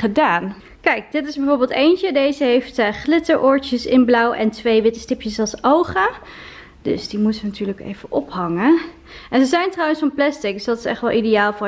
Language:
Dutch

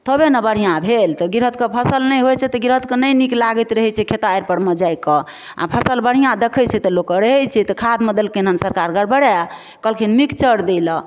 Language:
Maithili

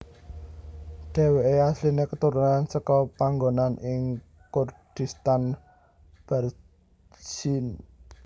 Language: Javanese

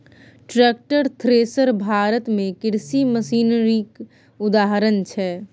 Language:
Maithili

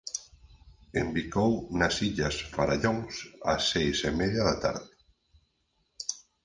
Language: Galician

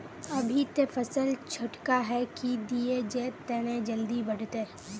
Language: Magahi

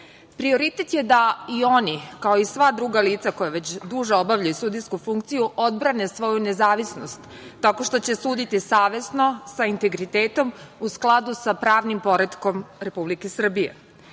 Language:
Serbian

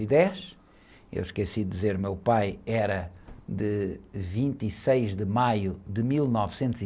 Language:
Portuguese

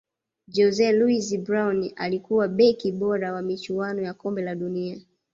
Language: Swahili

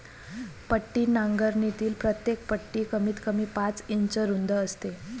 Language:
Marathi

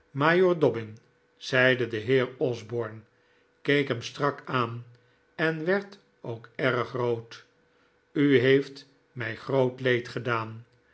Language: Dutch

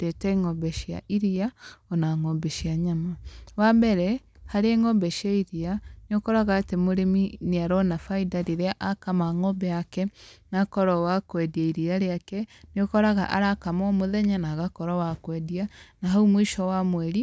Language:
Kikuyu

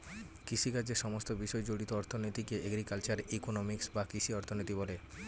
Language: Bangla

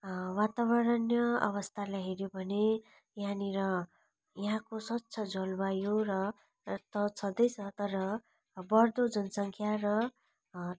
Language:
Nepali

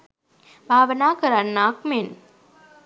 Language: Sinhala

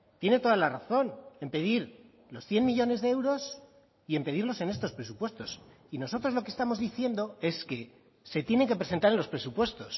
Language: Spanish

